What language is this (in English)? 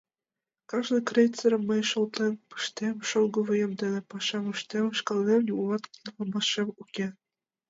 Mari